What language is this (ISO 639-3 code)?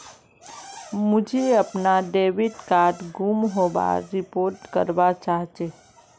mag